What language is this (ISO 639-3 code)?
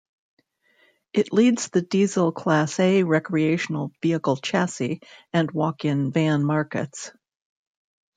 eng